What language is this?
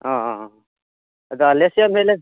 Santali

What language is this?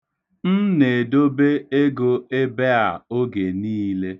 Igbo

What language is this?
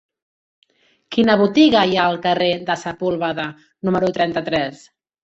Catalan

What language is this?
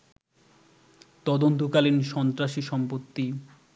Bangla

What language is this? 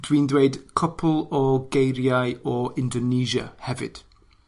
Welsh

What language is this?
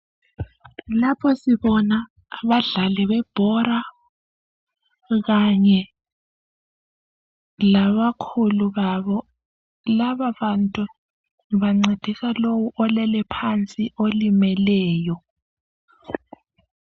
North Ndebele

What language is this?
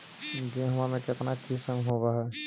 Magahi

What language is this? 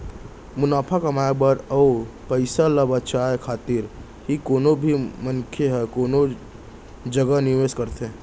Chhattisgarhi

